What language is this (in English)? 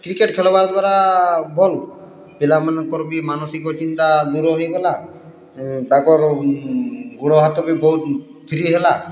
Odia